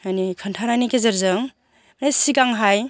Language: Bodo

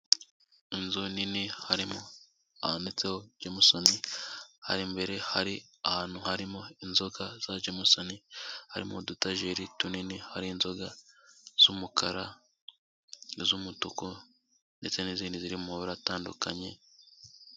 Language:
Kinyarwanda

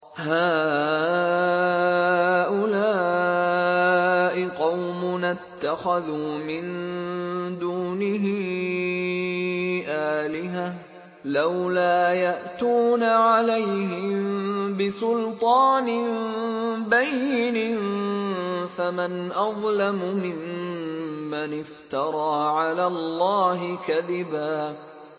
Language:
Arabic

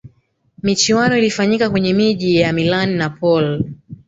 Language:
Swahili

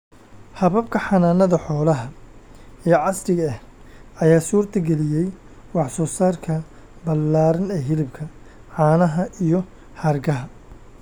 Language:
Somali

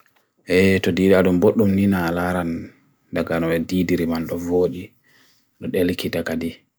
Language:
Bagirmi Fulfulde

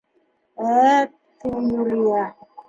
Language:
Bashkir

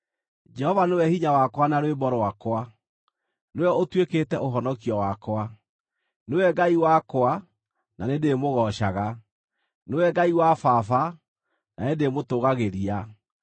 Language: Kikuyu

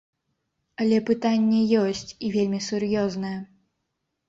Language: Belarusian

